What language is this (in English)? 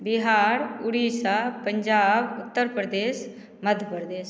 Maithili